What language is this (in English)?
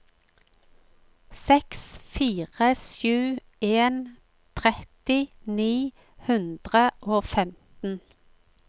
Norwegian